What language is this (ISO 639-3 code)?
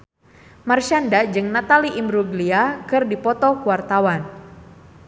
sun